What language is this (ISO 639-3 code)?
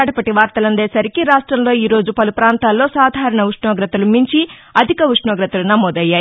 tel